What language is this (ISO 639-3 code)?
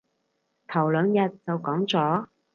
yue